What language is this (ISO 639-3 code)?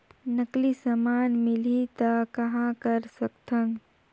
hne